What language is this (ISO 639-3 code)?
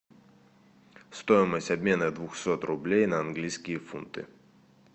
rus